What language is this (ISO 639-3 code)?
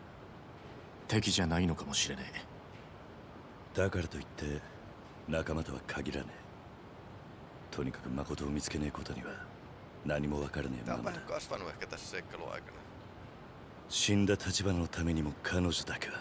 jpn